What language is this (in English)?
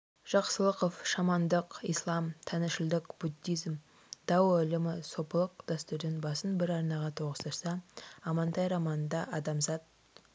Kazakh